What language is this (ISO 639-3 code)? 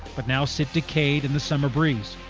eng